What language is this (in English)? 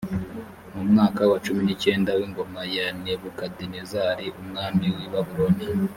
Kinyarwanda